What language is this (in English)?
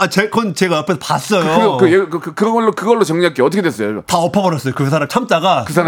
Korean